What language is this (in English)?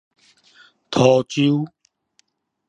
Min Nan Chinese